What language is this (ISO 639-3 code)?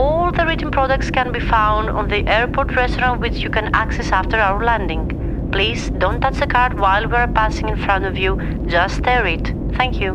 ell